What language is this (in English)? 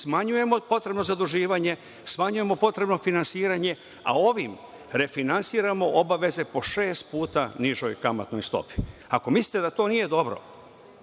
Serbian